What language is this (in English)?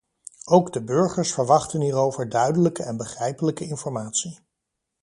Dutch